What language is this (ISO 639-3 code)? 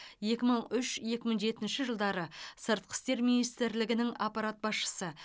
kaz